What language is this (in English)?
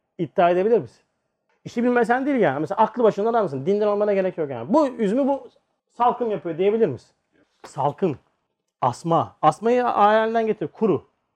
Turkish